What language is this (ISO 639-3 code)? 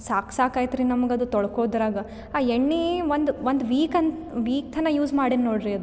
kan